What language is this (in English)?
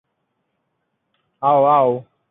Chinese